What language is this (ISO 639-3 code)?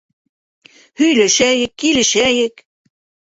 bak